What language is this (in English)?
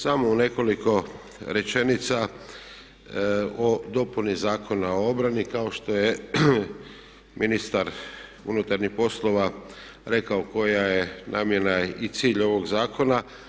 Croatian